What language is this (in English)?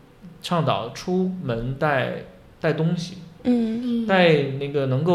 Chinese